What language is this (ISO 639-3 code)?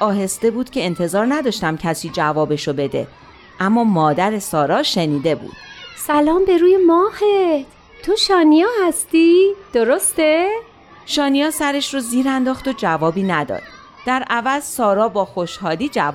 fas